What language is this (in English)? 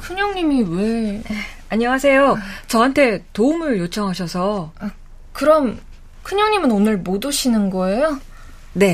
Korean